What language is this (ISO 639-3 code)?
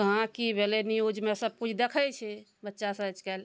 mai